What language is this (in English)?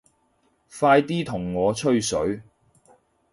Cantonese